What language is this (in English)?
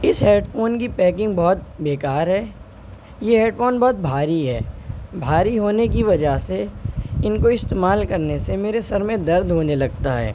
Urdu